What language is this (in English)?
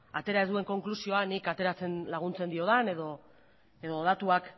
Basque